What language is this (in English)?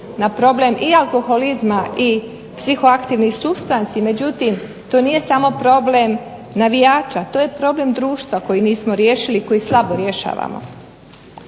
Croatian